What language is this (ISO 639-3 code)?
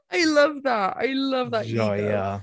cym